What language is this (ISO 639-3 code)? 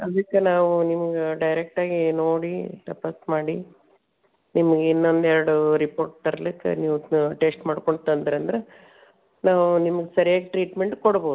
kan